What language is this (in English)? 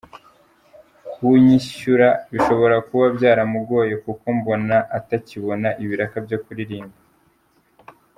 Kinyarwanda